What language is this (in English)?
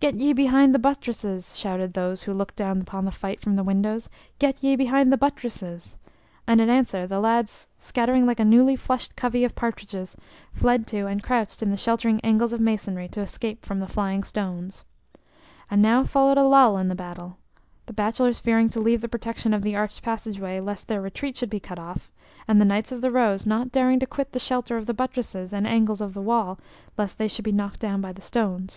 English